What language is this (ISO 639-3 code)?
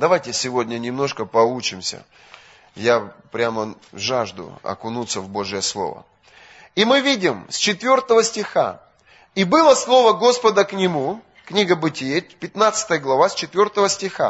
rus